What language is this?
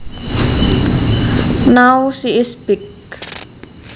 Javanese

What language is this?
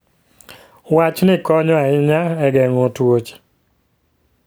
Luo (Kenya and Tanzania)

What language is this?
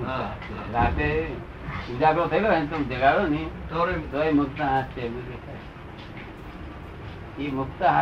Gujarati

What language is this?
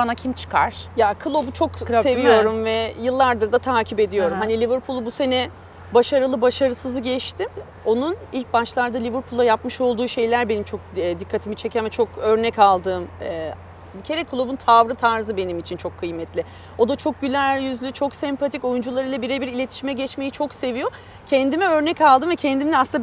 Turkish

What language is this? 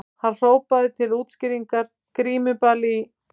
Icelandic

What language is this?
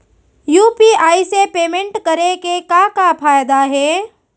Chhattisgarhi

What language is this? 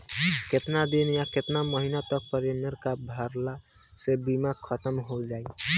Bhojpuri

